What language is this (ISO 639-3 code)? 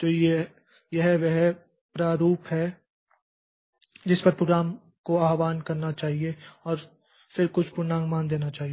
hin